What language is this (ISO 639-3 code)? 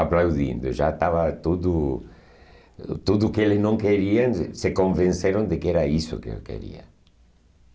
por